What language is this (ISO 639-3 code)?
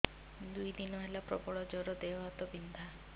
ori